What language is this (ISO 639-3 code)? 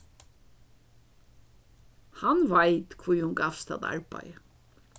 fao